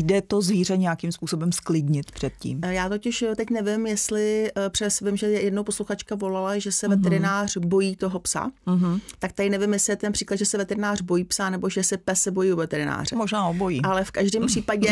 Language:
Czech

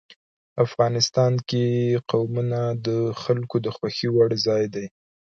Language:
Pashto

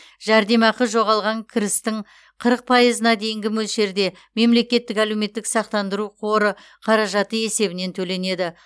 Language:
Kazakh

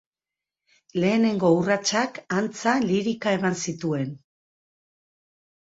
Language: Basque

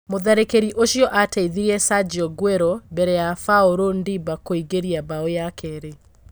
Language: Kikuyu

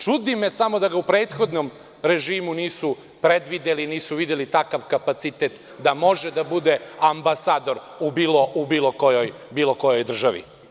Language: Serbian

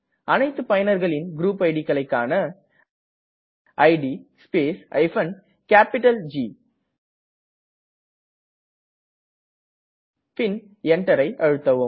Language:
Tamil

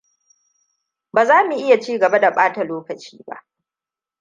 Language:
Hausa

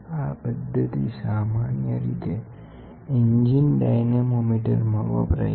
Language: Gujarati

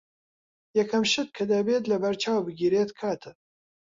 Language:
Central Kurdish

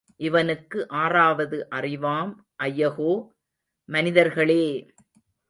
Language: Tamil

